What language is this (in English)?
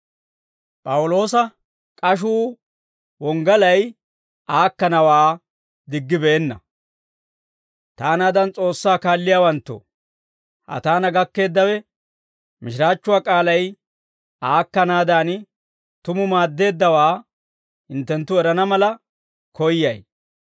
Dawro